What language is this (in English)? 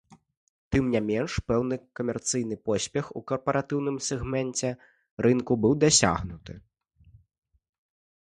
Belarusian